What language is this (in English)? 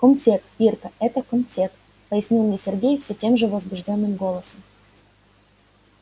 Russian